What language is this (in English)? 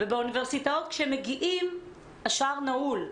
Hebrew